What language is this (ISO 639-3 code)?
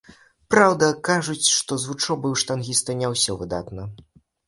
bel